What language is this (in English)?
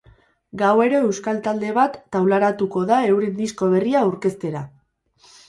Basque